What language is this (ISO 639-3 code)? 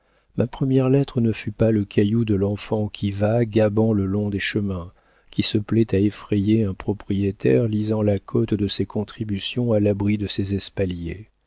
fra